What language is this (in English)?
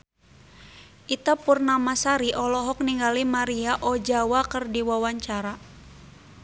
Sundanese